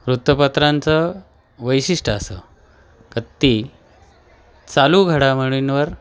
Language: Marathi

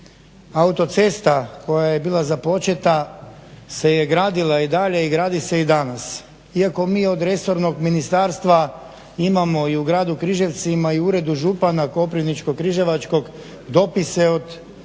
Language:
Croatian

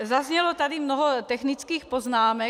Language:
Czech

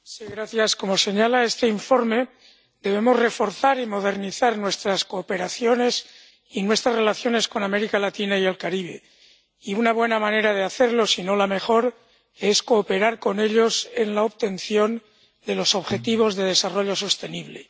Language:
Spanish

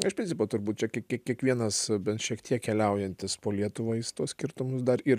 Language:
Lithuanian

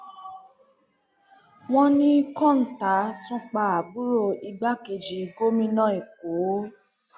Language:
Yoruba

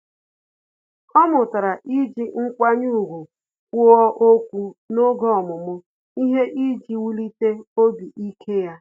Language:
Igbo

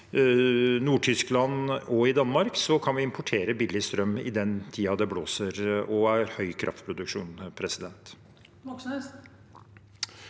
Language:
Norwegian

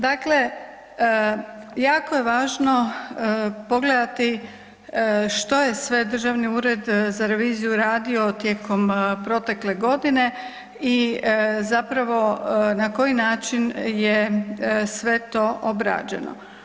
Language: Croatian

